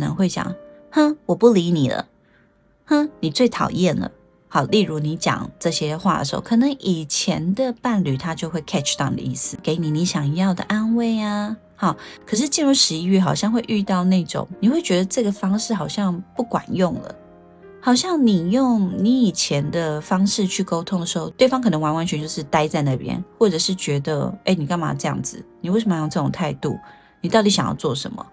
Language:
Chinese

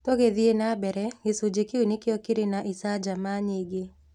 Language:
Kikuyu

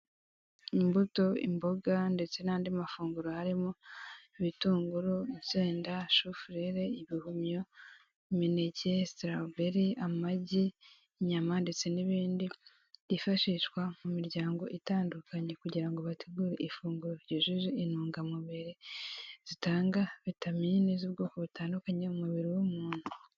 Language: Kinyarwanda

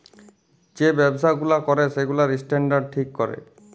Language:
Bangla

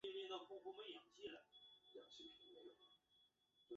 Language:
Chinese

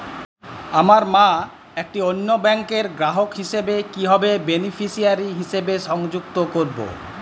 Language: Bangla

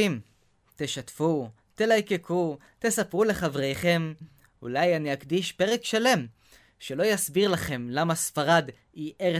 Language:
Hebrew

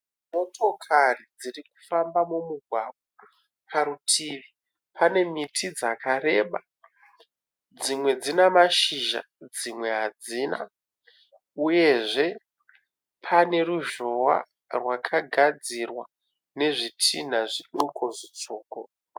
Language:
Shona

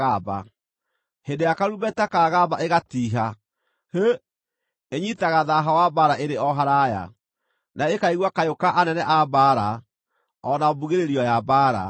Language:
Kikuyu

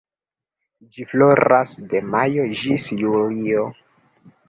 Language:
Esperanto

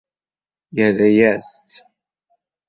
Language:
Kabyle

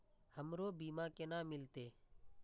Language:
Maithili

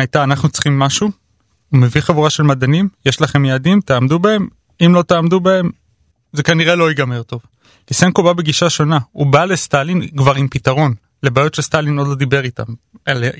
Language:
Hebrew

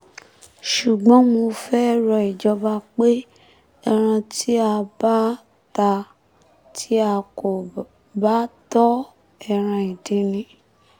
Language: Yoruba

